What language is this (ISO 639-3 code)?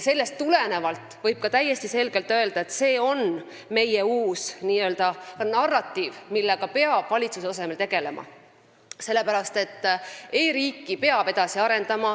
est